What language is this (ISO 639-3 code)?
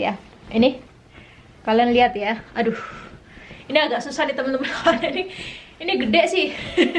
ind